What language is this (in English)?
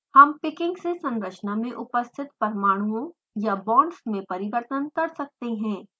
Hindi